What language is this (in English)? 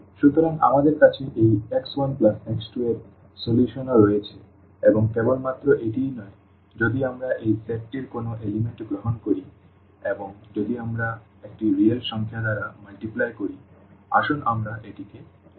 Bangla